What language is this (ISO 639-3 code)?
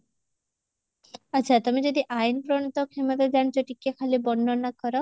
ori